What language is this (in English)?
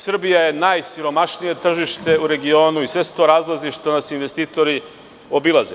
Serbian